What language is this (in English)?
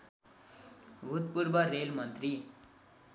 Nepali